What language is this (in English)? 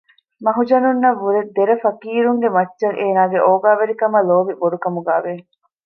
Divehi